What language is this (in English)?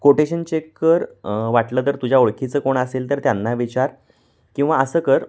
Marathi